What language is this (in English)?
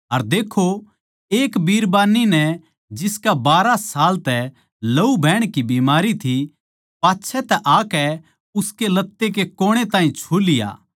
Haryanvi